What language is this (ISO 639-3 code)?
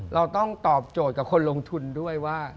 tha